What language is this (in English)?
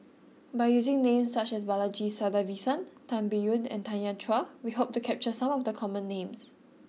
English